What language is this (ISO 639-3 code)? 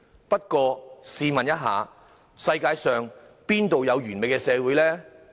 yue